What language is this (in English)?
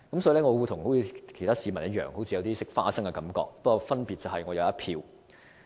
Cantonese